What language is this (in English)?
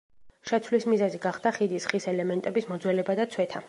Georgian